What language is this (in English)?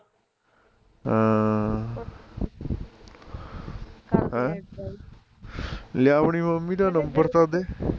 Punjabi